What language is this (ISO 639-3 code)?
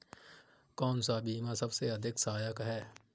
hin